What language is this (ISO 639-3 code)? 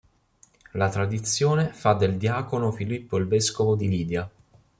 ita